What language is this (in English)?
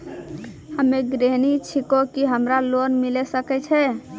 Maithili